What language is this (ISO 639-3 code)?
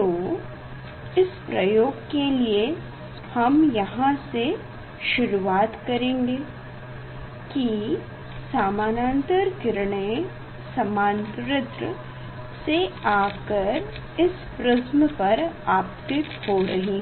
hin